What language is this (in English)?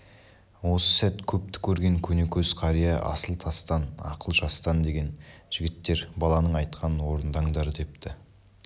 Kazakh